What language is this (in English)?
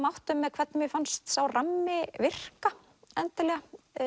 Icelandic